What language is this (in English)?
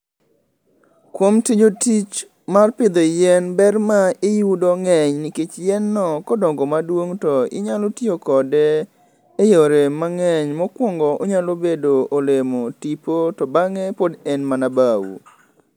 Luo (Kenya and Tanzania)